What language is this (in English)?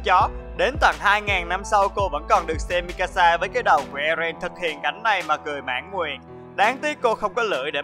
Vietnamese